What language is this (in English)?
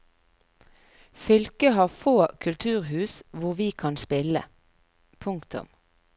Norwegian